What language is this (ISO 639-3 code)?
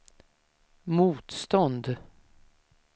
swe